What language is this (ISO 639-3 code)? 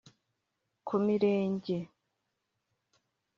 kin